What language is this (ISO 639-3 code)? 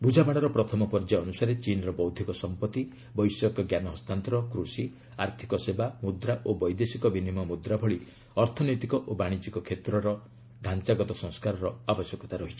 ori